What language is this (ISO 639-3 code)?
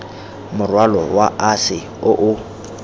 tsn